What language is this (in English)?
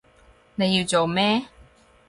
Cantonese